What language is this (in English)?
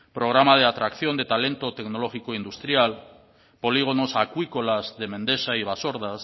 Spanish